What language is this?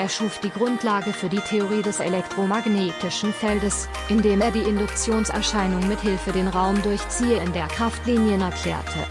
German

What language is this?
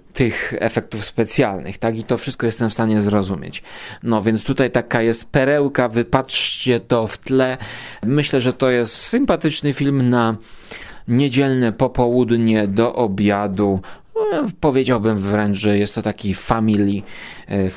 Polish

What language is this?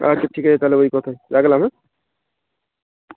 Bangla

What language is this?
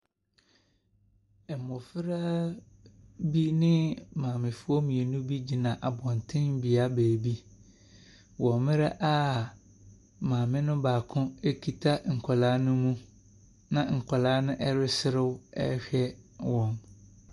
Akan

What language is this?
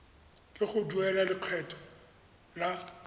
Tswana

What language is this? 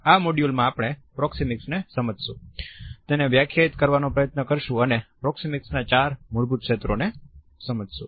Gujarati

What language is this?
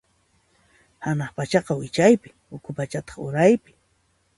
Puno Quechua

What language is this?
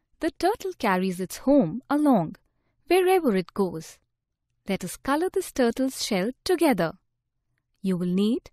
English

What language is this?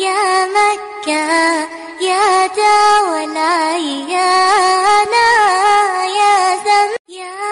Arabic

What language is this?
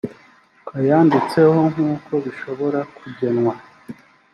Kinyarwanda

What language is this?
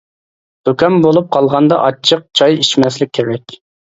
Uyghur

